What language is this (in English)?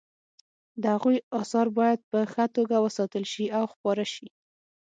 Pashto